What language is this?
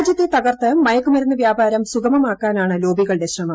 Malayalam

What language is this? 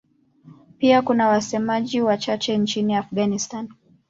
Swahili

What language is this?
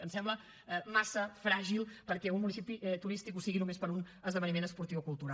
Catalan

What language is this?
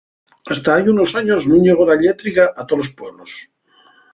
Asturian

